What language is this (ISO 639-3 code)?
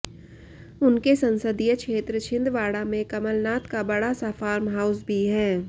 hin